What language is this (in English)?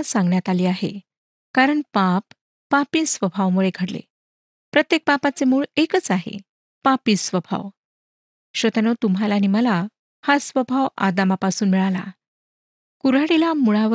Marathi